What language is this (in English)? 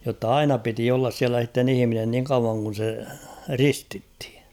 Finnish